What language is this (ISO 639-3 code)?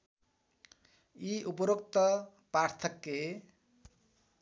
nep